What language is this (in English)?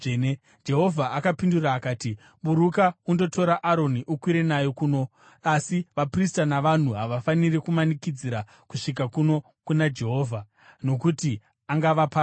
Shona